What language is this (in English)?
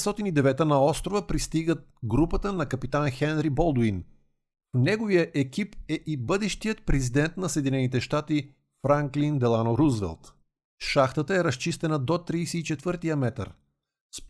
Bulgarian